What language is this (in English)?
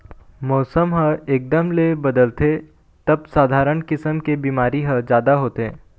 Chhattisgarhi